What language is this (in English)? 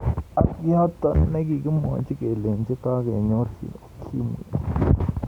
Kalenjin